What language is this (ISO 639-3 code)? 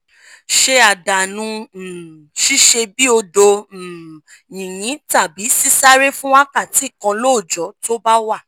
yor